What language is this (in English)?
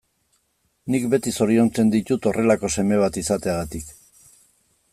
Basque